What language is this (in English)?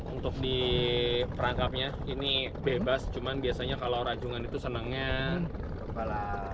Indonesian